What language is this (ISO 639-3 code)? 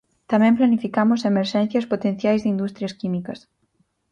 glg